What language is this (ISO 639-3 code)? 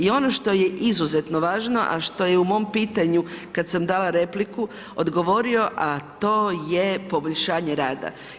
hrv